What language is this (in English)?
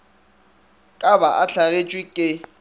Northern Sotho